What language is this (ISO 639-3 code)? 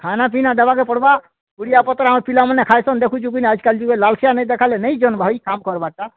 ori